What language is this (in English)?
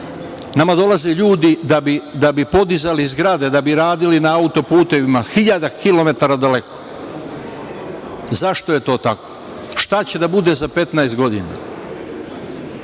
Serbian